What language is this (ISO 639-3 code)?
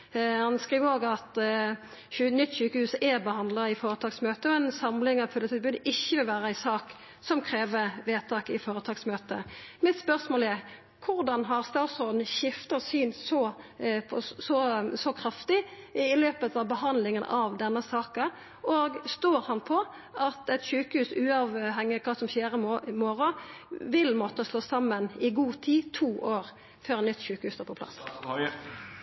nor